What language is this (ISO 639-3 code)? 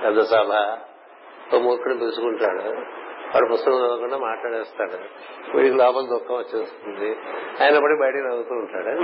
tel